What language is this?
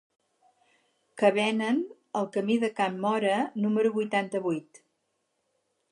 Catalan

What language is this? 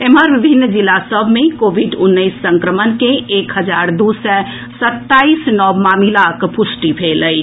Maithili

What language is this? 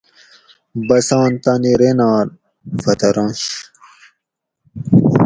Gawri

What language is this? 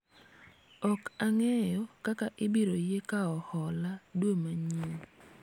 Luo (Kenya and Tanzania)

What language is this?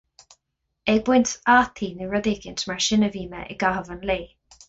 Irish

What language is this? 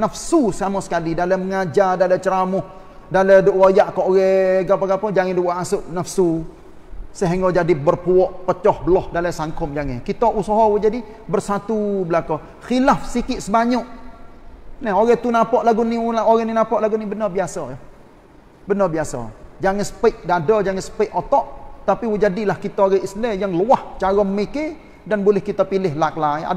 Malay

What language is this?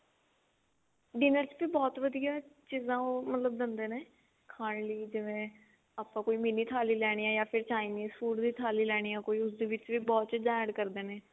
Punjabi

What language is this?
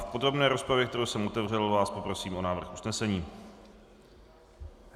Czech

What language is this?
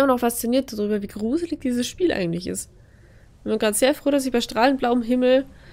German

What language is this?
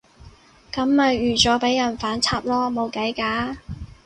Cantonese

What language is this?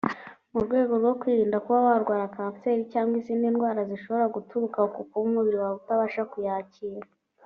Kinyarwanda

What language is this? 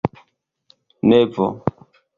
Esperanto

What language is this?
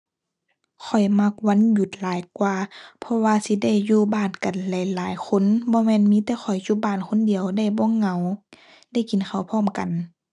Thai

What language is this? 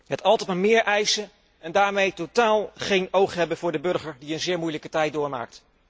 Dutch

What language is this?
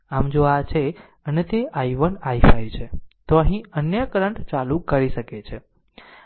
Gujarati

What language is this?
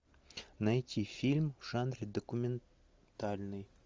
Russian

